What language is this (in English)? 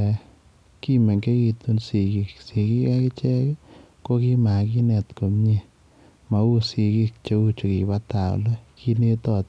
Kalenjin